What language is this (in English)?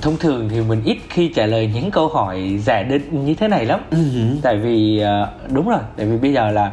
Vietnamese